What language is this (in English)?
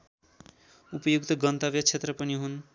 Nepali